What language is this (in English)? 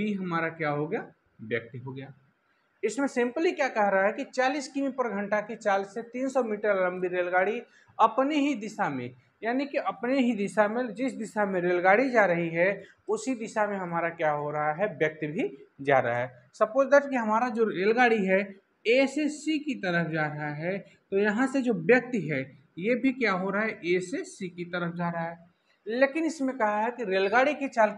Hindi